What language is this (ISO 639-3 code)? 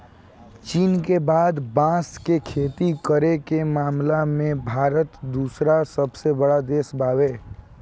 bho